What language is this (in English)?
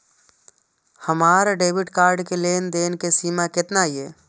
Maithili